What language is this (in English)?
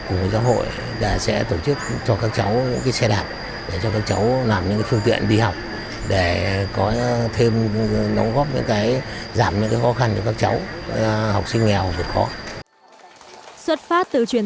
Vietnamese